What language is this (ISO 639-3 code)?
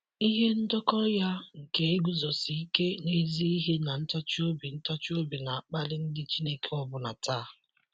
ibo